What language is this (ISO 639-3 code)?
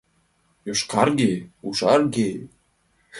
chm